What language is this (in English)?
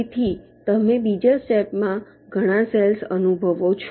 Gujarati